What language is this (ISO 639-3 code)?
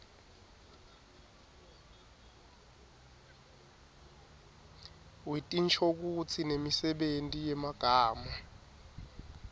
ssw